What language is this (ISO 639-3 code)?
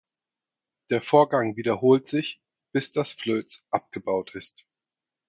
deu